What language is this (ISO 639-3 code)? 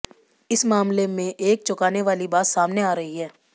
hin